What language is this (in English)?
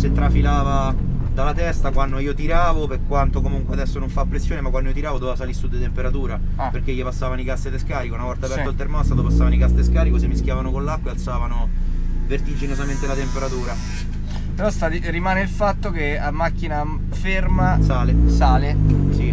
Italian